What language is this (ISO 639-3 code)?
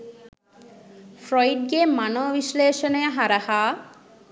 sin